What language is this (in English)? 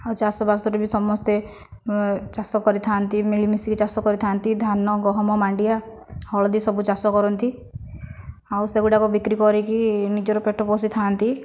Odia